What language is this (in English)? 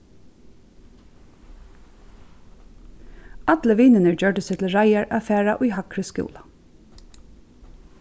Faroese